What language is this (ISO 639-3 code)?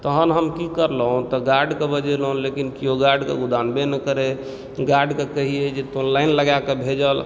mai